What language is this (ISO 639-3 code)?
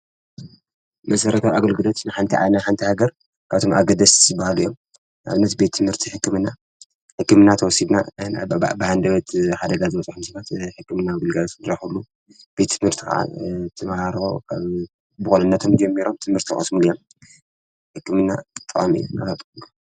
tir